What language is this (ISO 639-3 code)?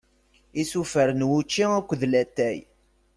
kab